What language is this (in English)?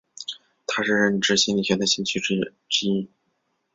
Chinese